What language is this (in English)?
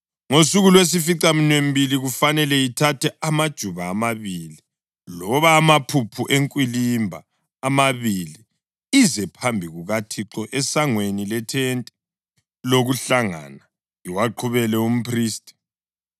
North Ndebele